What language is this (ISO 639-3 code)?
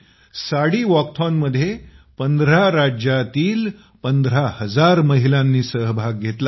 mar